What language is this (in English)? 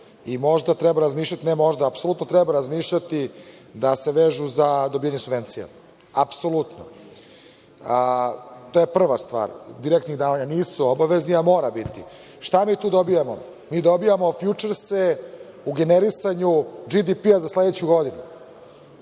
Serbian